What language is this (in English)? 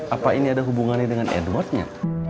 Indonesian